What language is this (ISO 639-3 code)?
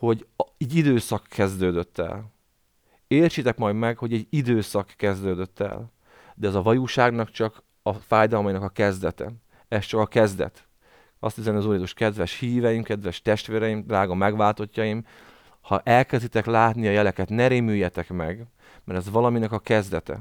hun